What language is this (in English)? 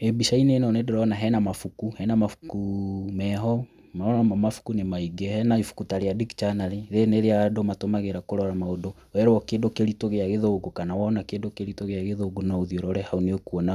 Kikuyu